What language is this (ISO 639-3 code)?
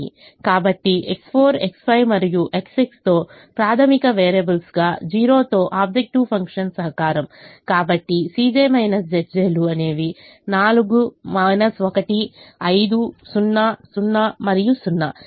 tel